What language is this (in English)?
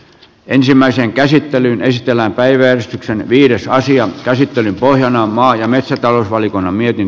Finnish